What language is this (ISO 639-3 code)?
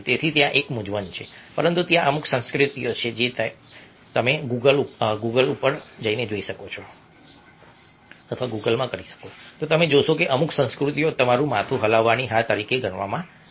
guj